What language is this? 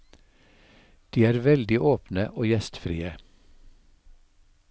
Norwegian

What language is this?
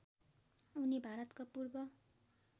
Nepali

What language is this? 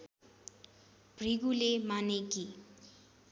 Nepali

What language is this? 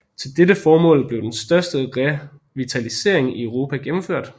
Danish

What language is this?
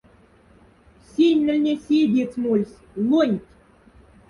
Moksha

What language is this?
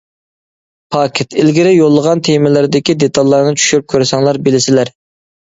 Uyghur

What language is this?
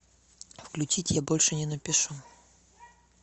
Russian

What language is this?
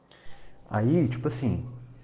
Russian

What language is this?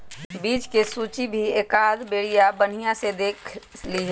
Magahi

